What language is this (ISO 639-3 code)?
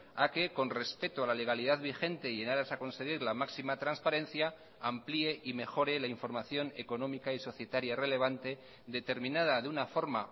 spa